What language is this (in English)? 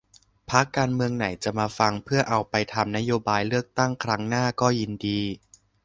Thai